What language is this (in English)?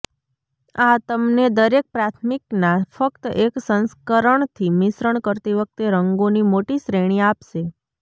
Gujarati